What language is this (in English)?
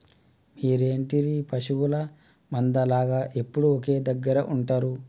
Telugu